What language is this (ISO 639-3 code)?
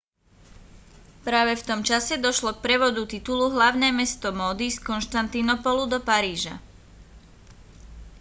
slk